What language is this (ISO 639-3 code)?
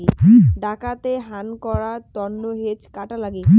ben